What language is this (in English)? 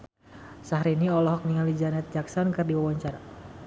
Sundanese